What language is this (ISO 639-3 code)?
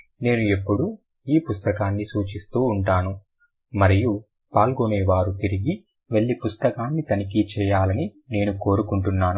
tel